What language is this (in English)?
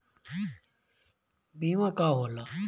Bhojpuri